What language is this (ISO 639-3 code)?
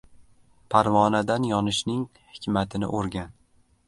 uzb